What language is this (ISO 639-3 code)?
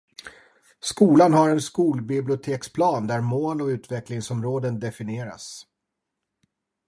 swe